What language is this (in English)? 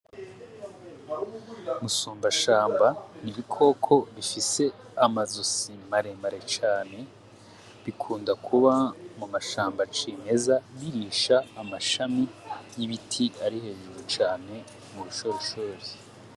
Rundi